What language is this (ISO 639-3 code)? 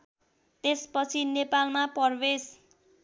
nep